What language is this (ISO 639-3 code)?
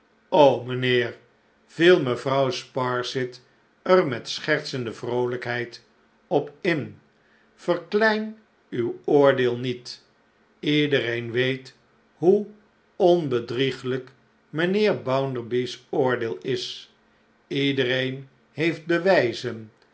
nld